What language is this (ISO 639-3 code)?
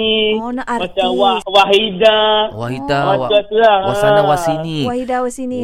msa